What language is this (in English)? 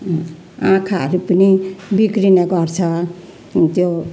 Nepali